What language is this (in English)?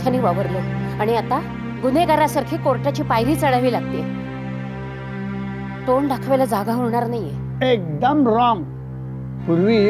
Marathi